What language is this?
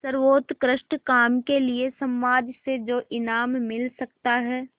Hindi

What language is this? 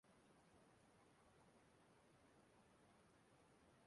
Igbo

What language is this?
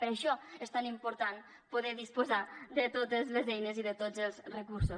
Catalan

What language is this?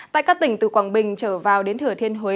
Vietnamese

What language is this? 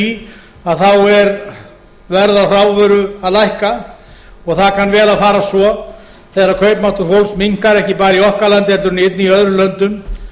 Icelandic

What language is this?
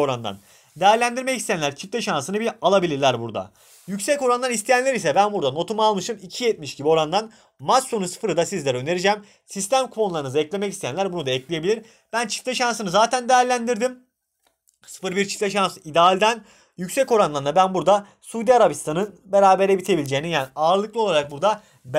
Turkish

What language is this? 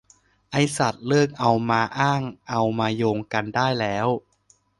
Thai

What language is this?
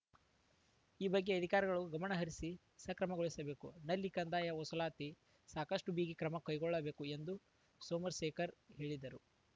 Kannada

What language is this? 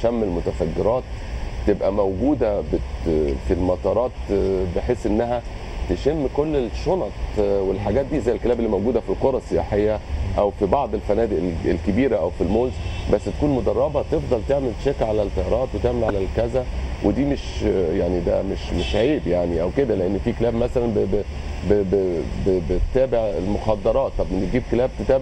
Arabic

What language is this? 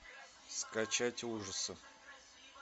Russian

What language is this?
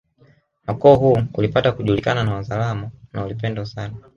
Swahili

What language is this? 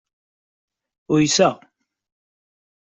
Kabyle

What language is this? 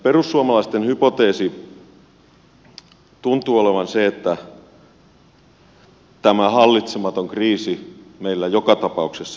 Finnish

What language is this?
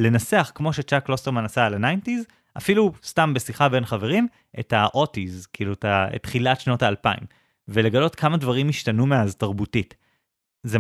Hebrew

